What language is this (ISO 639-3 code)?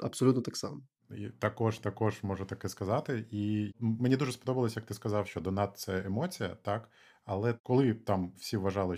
ukr